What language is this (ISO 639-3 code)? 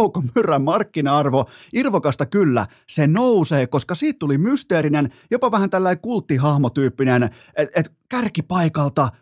fin